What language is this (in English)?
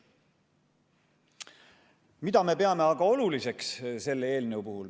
Estonian